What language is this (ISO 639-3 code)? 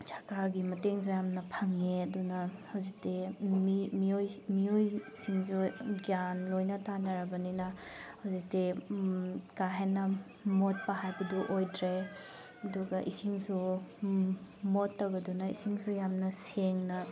mni